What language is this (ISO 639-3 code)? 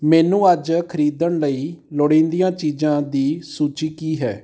pan